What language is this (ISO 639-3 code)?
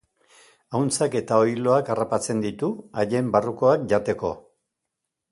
eus